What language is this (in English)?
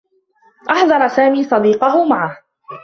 Arabic